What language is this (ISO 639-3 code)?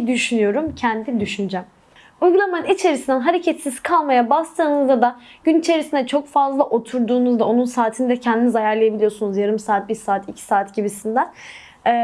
tur